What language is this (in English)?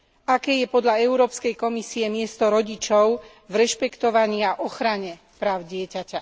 Slovak